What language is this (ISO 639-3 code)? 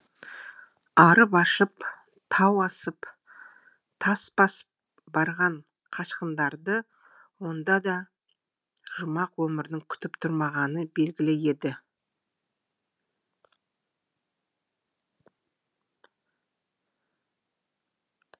kaz